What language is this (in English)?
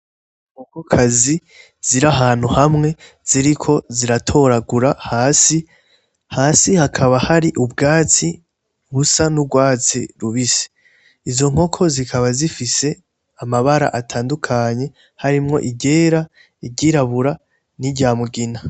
Rundi